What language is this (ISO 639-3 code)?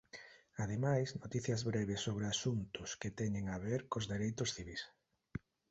glg